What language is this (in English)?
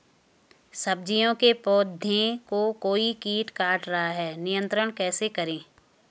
Hindi